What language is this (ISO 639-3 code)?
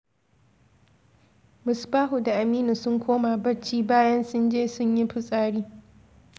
hau